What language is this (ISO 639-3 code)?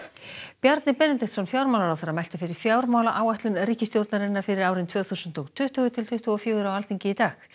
isl